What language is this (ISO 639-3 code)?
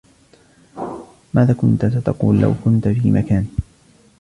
ara